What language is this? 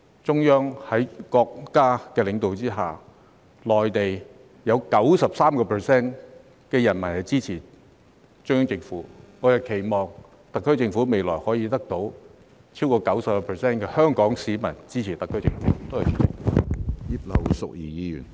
Cantonese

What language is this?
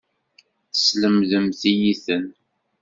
Kabyle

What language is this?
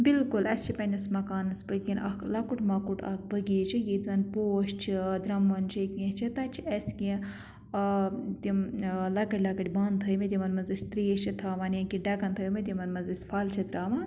Kashmiri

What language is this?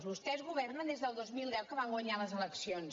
Catalan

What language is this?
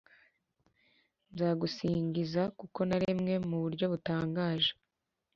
Kinyarwanda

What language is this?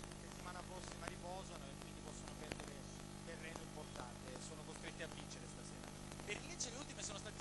Italian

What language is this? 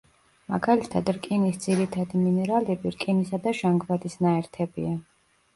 Georgian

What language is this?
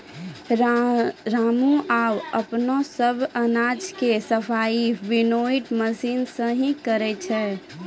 Maithili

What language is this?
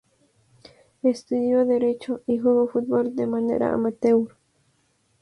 Spanish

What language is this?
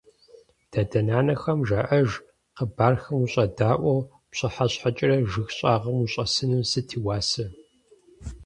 Kabardian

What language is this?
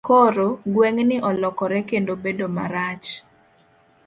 Luo (Kenya and Tanzania)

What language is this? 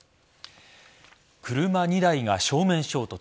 Japanese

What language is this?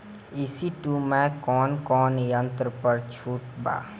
Bhojpuri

